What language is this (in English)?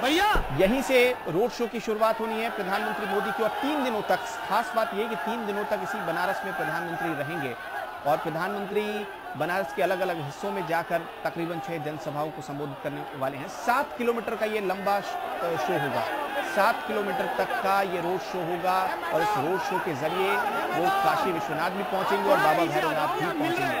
Hindi